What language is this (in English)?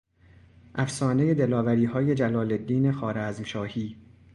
Persian